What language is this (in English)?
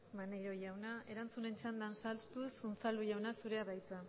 Basque